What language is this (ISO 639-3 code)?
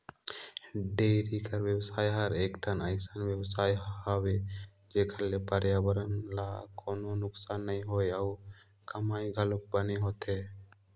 hne